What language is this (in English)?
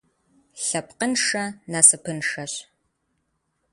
Kabardian